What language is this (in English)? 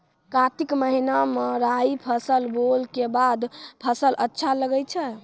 Maithili